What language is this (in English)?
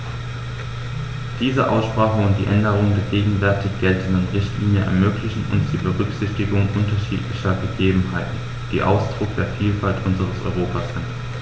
German